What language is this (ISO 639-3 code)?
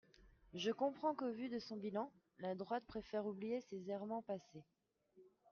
fra